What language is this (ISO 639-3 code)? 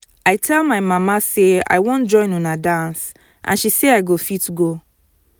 pcm